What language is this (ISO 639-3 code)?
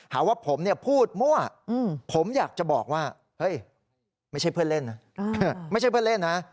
tha